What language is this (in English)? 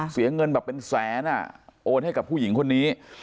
Thai